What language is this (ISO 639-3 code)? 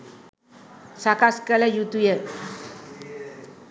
sin